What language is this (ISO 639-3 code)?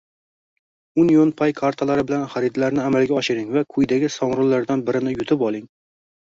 uzb